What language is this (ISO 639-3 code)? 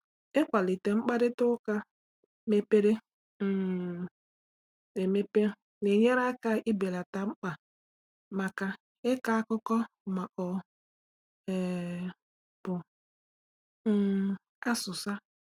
ibo